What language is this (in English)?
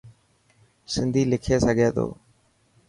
Dhatki